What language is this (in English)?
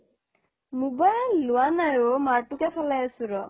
Assamese